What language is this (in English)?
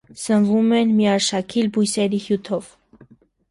Armenian